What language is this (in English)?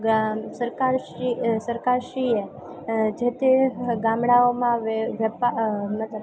Gujarati